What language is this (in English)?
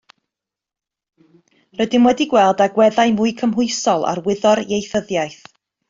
Welsh